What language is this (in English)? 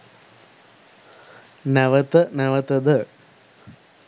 Sinhala